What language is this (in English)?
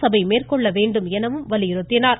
Tamil